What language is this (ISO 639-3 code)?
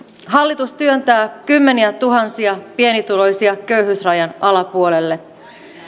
fin